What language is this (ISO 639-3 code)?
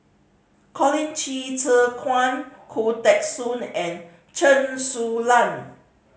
eng